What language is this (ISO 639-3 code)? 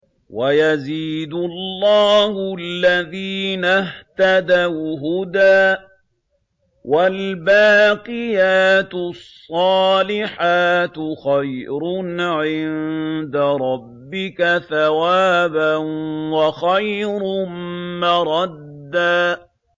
ara